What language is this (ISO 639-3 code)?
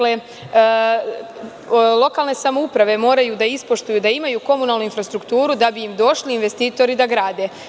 srp